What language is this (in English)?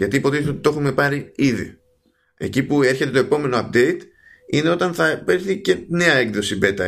Greek